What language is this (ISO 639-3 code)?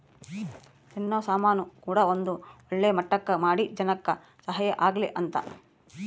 kan